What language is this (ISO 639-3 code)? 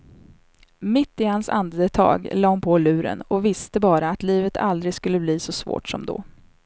swe